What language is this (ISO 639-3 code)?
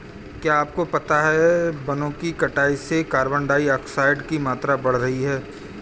hin